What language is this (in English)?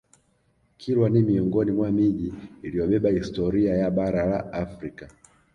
Swahili